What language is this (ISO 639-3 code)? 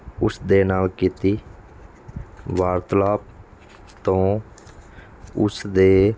pan